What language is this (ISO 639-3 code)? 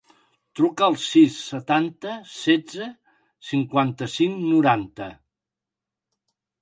cat